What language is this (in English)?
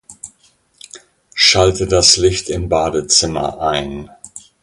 German